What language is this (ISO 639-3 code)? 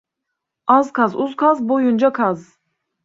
tur